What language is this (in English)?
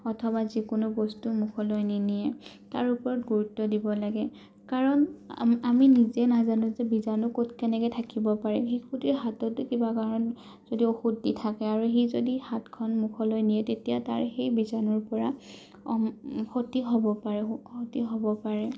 Assamese